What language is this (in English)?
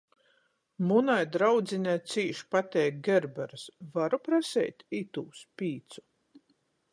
Latgalian